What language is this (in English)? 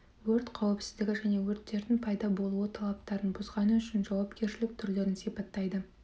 Kazakh